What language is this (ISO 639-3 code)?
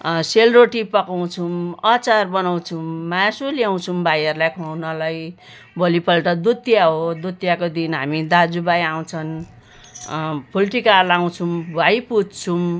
nep